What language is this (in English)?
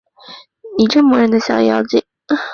Chinese